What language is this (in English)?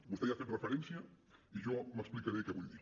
Catalan